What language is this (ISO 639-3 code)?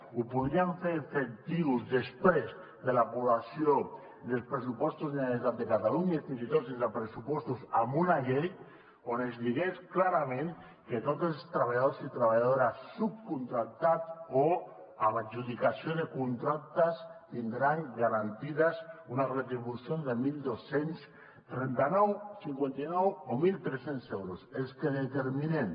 cat